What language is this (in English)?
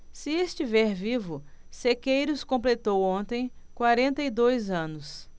Portuguese